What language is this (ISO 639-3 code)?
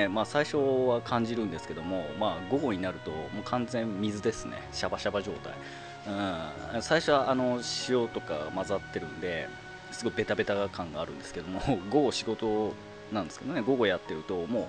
jpn